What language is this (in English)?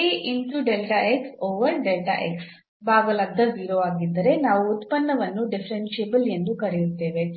Kannada